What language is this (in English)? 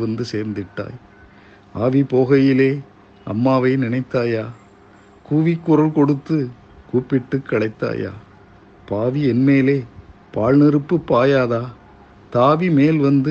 Tamil